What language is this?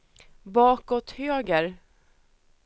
Swedish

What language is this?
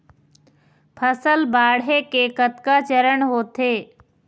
Chhattisgarhi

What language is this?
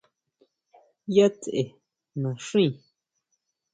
Huautla Mazatec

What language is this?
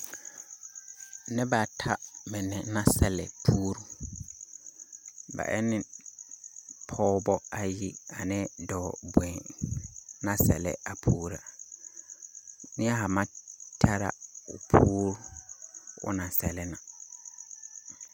Southern Dagaare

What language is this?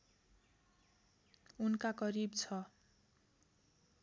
Nepali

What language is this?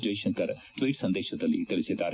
Kannada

